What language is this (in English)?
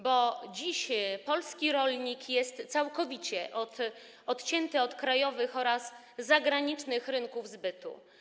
Polish